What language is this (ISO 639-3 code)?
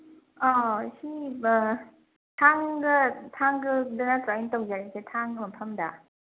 mni